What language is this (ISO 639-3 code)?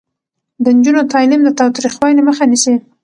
pus